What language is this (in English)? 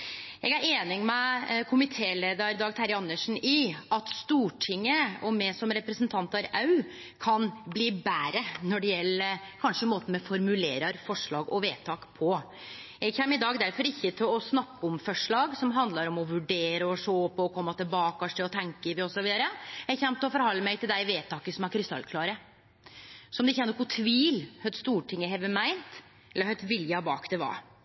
Norwegian Nynorsk